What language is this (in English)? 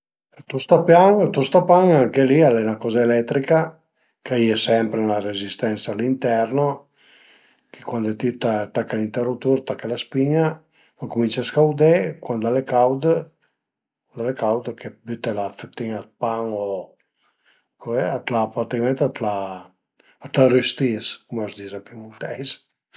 Piedmontese